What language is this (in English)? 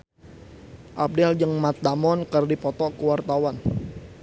Sundanese